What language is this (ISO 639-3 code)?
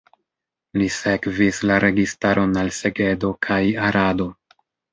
epo